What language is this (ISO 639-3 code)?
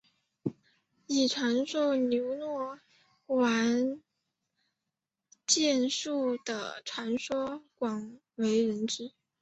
zho